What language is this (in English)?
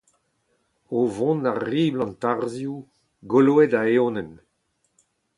Breton